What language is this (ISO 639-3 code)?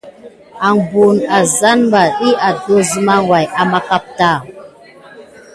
gid